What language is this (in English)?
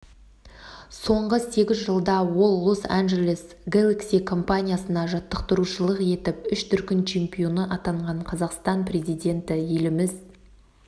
Kazakh